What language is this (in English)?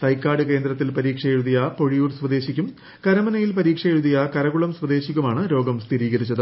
Malayalam